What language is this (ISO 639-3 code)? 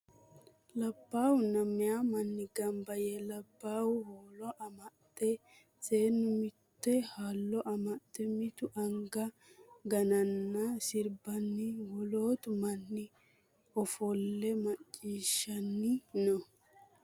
sid